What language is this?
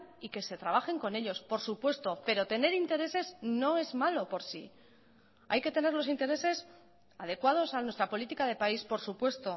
Spanish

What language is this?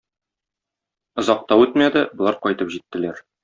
Tatar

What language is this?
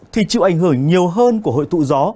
Vietnamese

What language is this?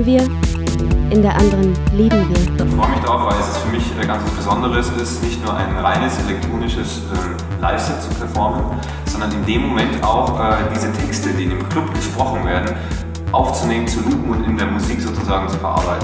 German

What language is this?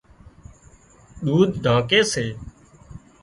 Wadiyara Koli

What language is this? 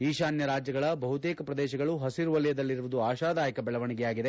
Kannada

